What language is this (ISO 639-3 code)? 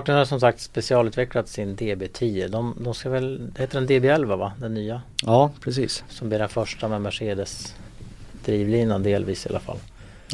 swe